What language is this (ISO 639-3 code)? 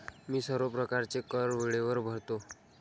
mar